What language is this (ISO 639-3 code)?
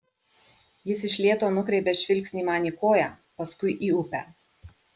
lit